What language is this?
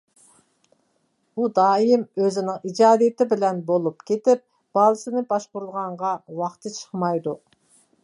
Uyghur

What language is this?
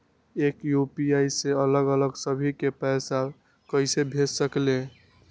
Magahi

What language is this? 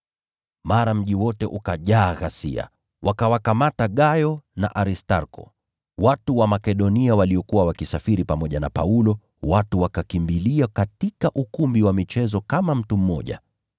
Swahili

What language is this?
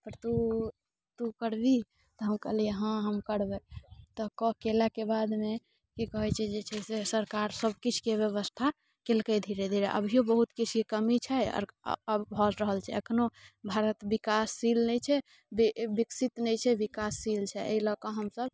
Maithili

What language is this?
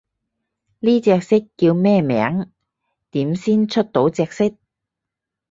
Cantonese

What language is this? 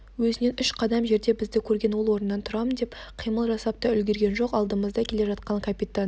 Kazakh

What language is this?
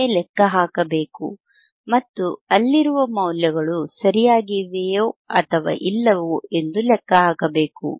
Kannada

